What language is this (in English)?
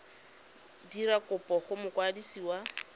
Tswana